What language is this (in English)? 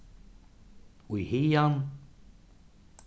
Faroese